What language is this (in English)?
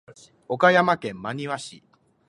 Japanese